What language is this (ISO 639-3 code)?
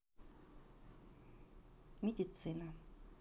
rus